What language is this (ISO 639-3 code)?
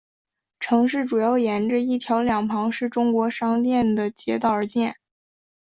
zho